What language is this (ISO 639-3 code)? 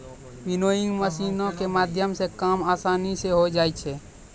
mai